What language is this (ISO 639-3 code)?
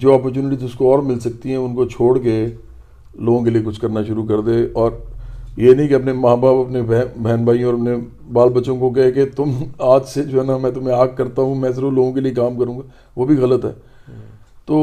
urd